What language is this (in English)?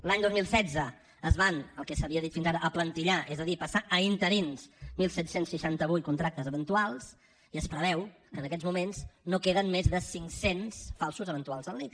Catalan